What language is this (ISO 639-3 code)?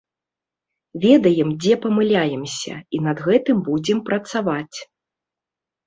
bel